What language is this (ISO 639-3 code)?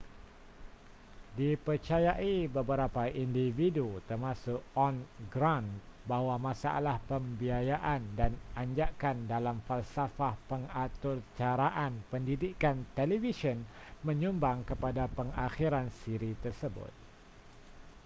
msa